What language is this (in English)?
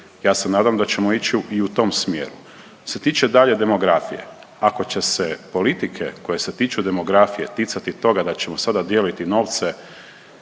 Croatian